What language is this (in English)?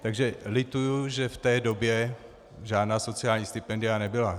Czech